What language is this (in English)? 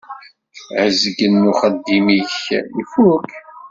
Kabyle